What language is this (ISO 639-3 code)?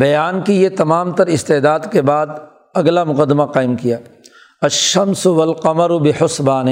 urd